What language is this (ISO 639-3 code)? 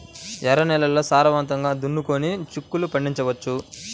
tel